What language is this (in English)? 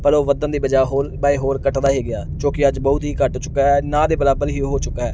Punjabi